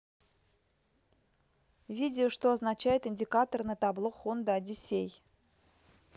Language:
Russian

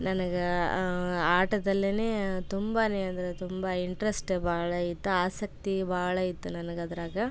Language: Kannada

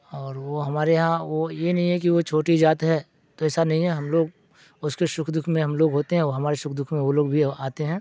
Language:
Urdu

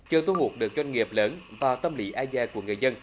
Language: Vietnamese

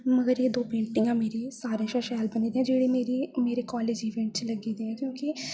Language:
Dogri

